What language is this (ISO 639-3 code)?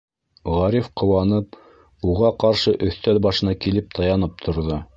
bak